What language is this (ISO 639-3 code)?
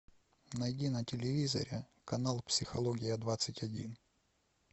rus